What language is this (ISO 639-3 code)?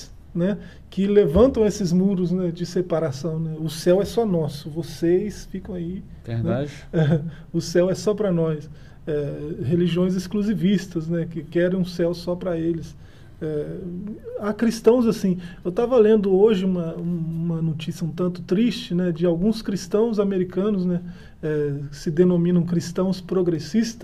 por